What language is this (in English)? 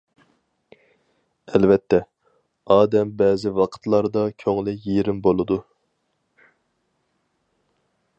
Uyghur